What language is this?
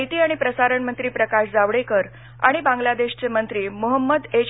Marathi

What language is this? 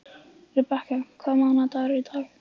Icelandic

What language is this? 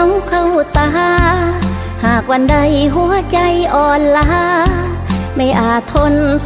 Thai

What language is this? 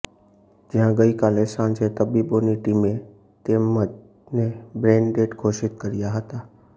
Gujarati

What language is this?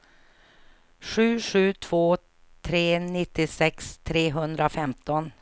Swedish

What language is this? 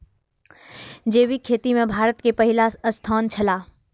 Maithili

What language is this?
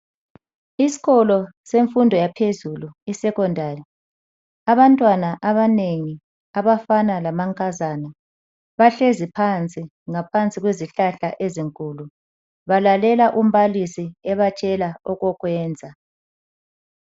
North Ndebele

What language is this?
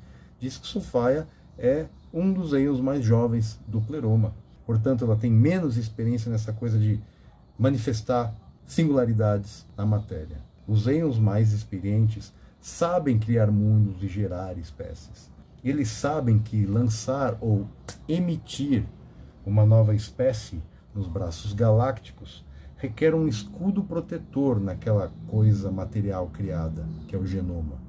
Portuguese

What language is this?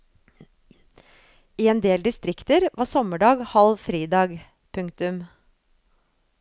Norwegian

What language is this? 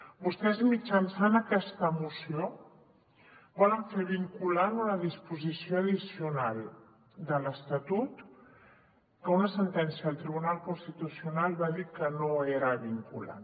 Catalan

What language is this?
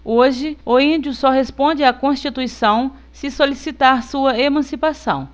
Portuguese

